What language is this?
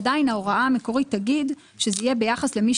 Hebrew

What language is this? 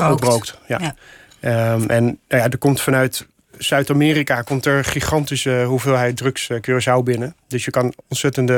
Dutch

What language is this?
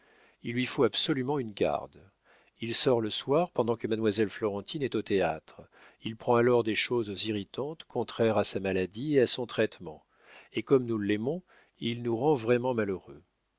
French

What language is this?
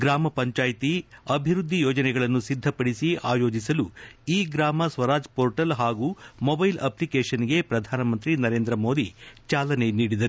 Kannada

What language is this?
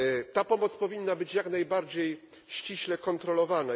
Polish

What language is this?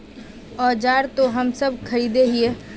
Magahi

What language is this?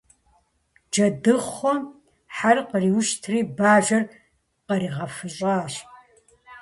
Kabardian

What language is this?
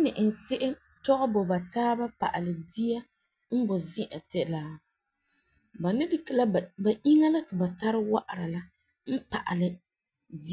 Frafra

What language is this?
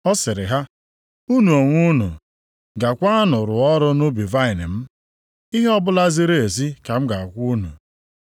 Igbo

